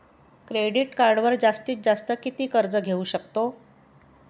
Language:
Marathi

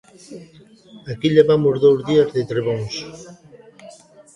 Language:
Galician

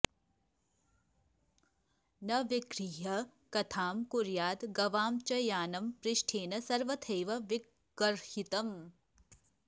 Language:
Sanskrit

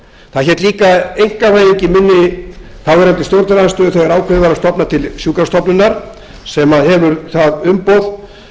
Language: Icelandic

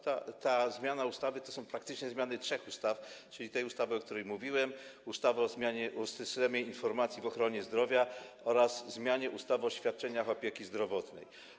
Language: Polish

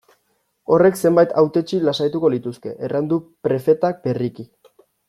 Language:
Basque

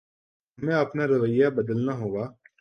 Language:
Urdu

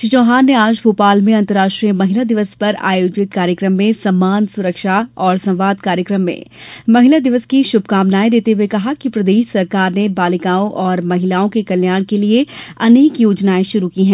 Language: Hindi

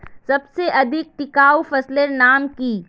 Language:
Magahi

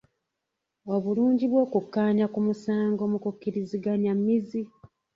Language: Ganda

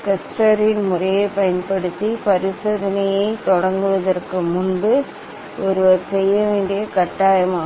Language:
Tamil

